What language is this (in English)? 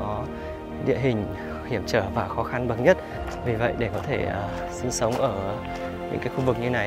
Vietnamese